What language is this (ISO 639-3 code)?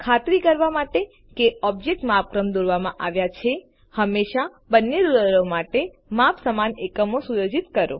guj